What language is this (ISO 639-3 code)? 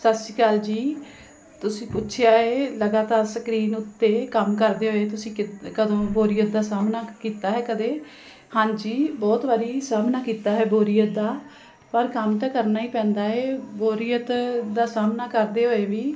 pan